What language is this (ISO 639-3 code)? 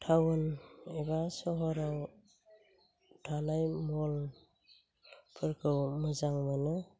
brx